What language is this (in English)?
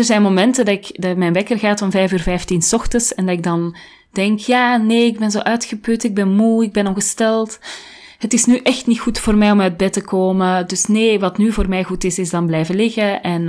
Dutch